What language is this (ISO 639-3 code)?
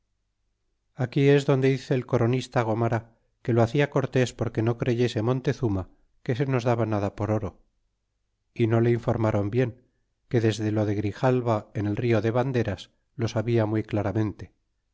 spa